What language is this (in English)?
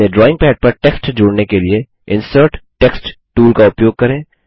Hindi